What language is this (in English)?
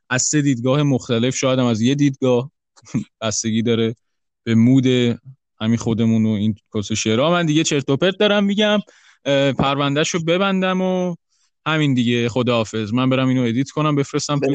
Persian